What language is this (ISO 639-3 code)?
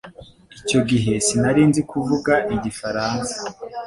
kin